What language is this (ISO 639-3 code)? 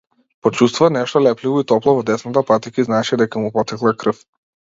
mkd